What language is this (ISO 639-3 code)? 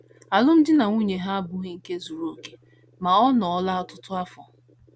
ibo